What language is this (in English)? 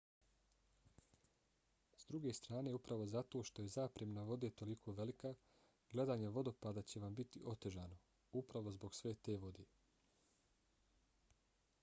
Bosnian